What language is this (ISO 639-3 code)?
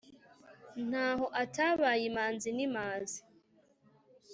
kin